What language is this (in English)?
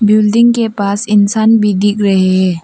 Hindi